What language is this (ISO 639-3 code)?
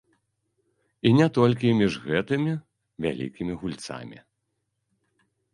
bel